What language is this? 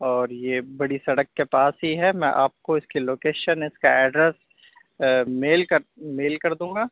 Urdu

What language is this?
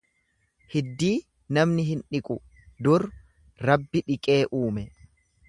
Oromo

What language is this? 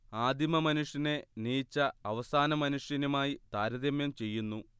Malayalam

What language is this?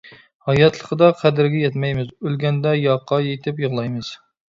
Uyghur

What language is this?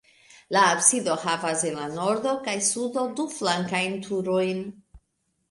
Esperanto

